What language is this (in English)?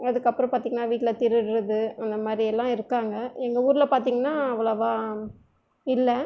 Tamil